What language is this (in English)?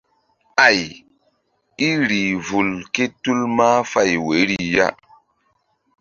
Mbum